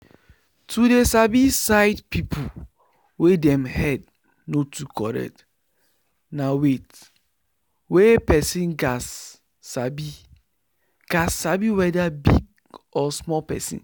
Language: Nigerian Pidgin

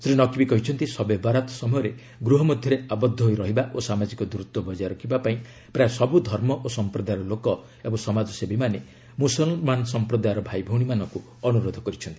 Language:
Odia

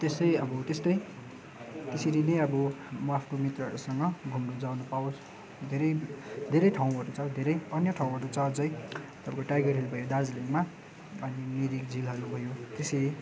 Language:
Nepali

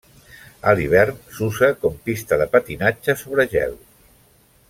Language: Catalan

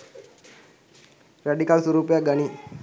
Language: Sinhala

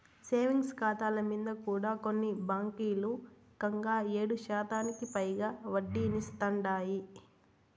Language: Telugu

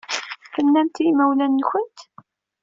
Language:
Kabyle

